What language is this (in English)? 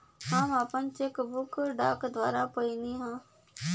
Bhojpuri